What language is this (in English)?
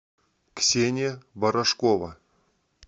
Russian